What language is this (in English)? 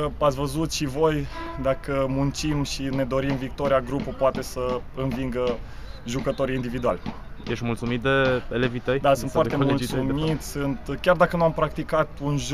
Romanian